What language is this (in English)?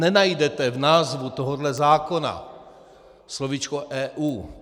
Czech